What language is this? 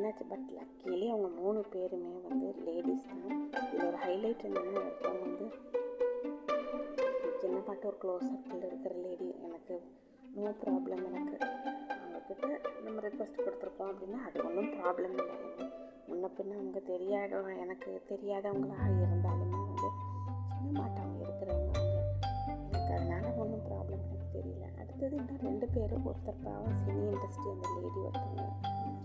Tamil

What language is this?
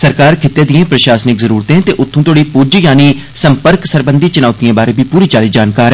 Dogri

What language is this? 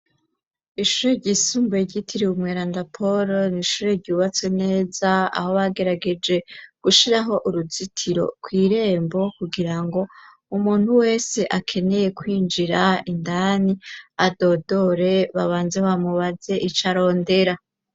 Rundi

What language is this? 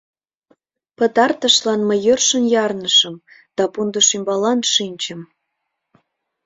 Mari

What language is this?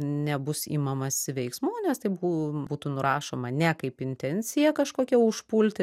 Lithuanian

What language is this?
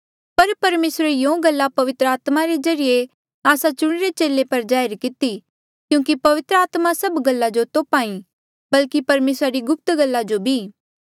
Mandeali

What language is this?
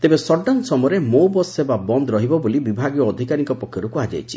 Odia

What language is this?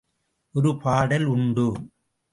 Tamil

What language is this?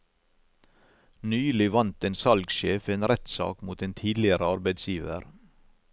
Norwegian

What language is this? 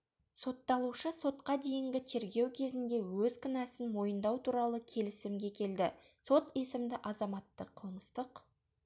Kazakh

